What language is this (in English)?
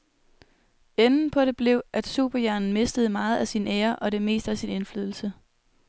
Danish